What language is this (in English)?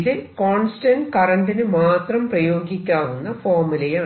Malayalam